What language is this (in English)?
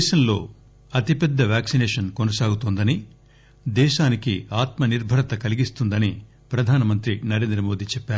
Telugu